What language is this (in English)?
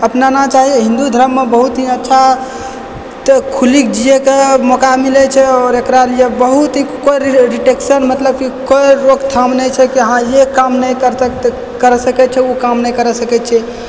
Maithili